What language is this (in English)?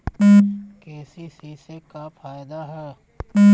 Bhojpuri